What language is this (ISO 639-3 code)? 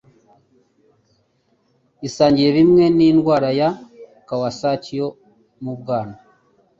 kin